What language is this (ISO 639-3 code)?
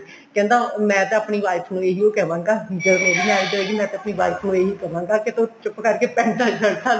pan